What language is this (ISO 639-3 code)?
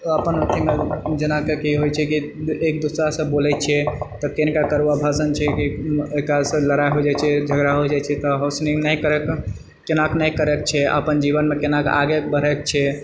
mai